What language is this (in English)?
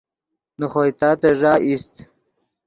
Yidgha